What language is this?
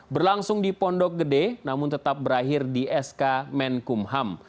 Indonesian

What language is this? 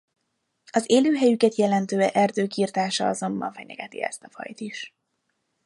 Hungarian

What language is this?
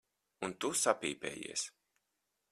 Latvian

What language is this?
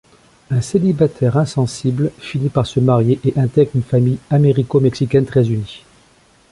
French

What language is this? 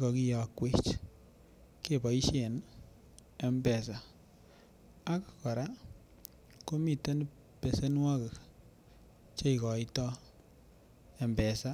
Kalenjin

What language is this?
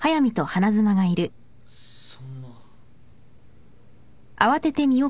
Japanese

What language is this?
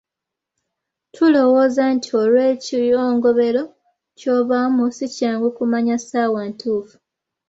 Ganda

